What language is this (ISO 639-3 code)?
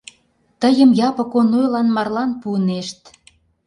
chm